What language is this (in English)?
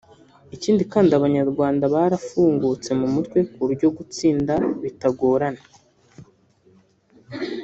Kinyarwanda